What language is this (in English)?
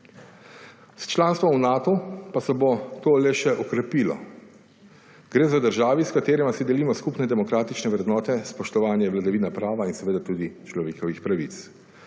Slovenian